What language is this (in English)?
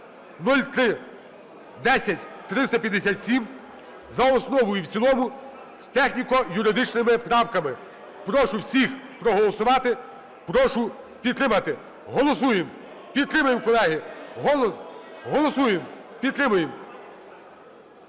Ukrainian